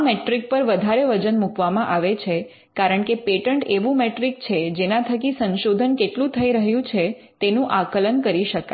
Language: Gujarati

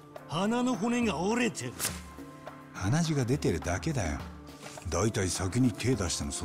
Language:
Japanese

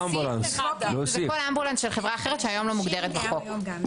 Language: Hebrew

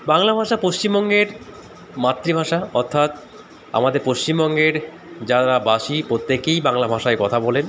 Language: Bangla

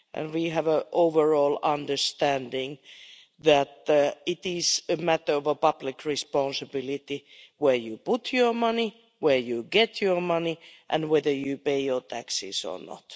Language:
English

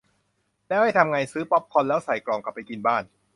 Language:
Thai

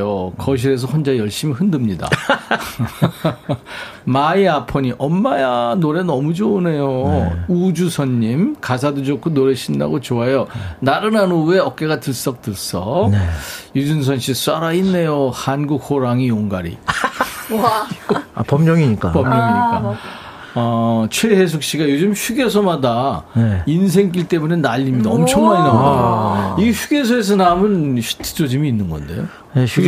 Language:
Korean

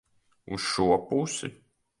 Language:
Latvian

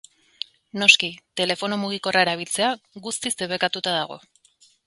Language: Basque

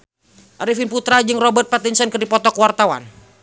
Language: Sundanese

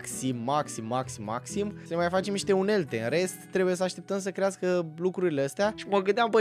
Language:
Romanian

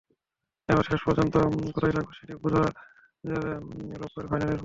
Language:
Bangla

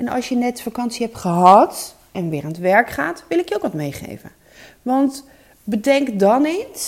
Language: Dutch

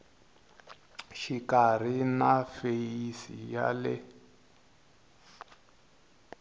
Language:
Tsonga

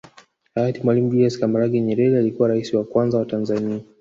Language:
Swahili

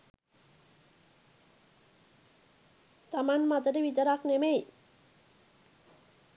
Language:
Sinhala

